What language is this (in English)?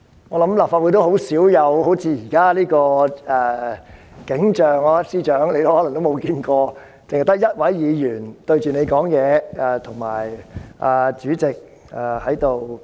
Cantonese